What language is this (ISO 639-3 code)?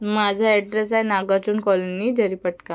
mar